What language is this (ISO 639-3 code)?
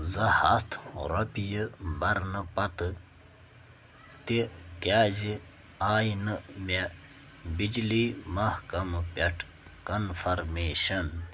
kas